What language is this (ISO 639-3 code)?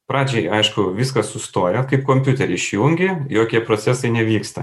lit